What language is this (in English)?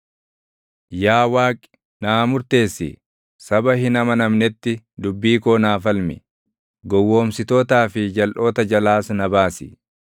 Oromo